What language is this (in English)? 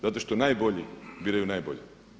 Croatian